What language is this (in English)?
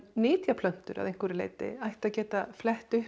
Icelandic